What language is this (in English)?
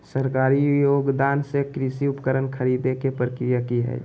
Magahi